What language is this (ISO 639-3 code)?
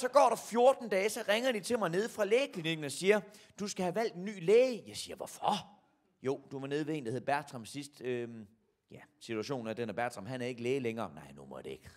dan